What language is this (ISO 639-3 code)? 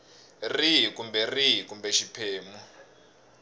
tso